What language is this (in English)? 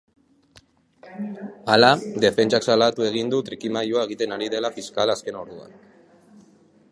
Basque